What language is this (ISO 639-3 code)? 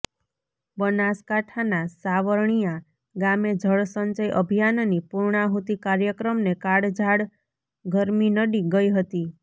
guj